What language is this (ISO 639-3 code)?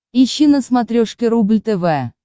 rus